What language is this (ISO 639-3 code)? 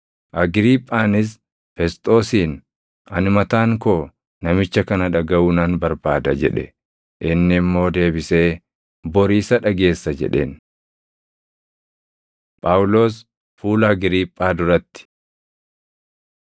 orm